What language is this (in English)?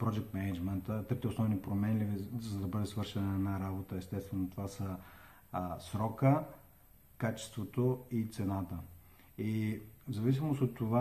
Bulgarian